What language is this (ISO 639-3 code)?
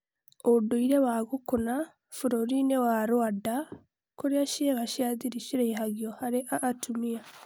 kik